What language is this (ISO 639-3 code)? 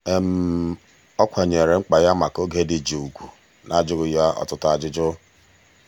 ibo